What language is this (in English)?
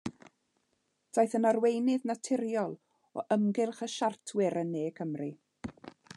Welsh